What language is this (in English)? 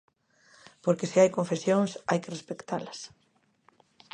Galician